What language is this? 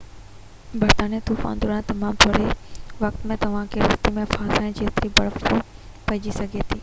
Sindhi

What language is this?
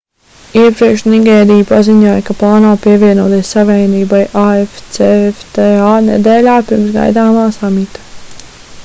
Latvian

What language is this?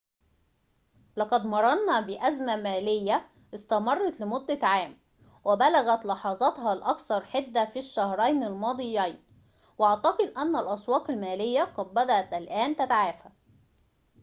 Arabic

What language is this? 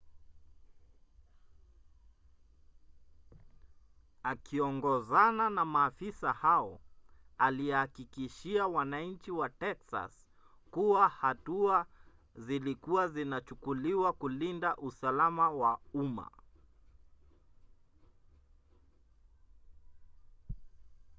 Swahili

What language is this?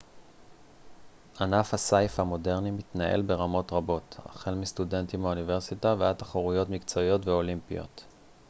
Hebrew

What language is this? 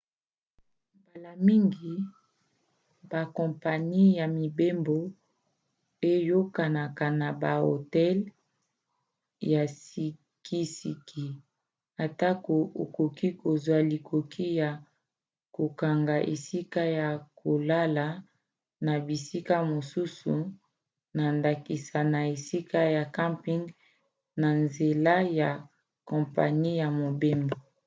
Lingala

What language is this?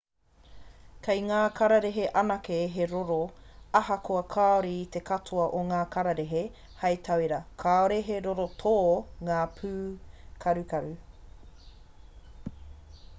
Māori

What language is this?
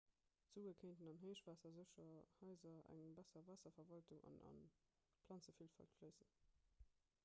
Luxembourgish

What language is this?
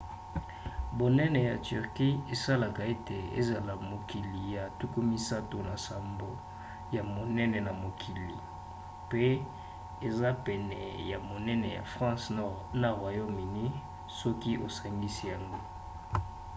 Lingala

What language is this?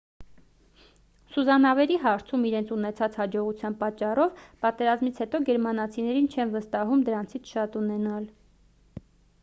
Armenian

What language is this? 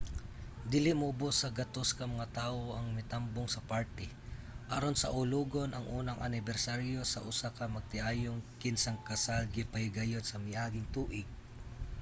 Cebuano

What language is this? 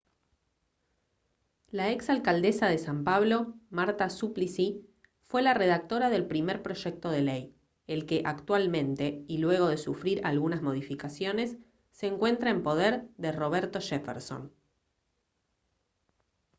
Spanish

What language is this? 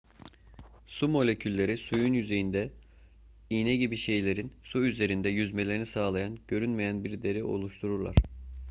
Turkish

